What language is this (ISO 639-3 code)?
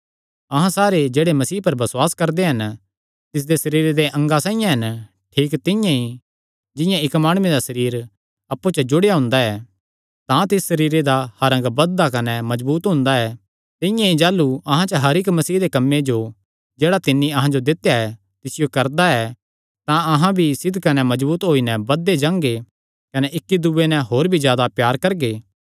xnr